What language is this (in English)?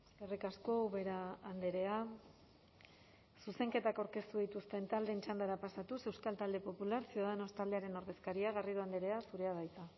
Basque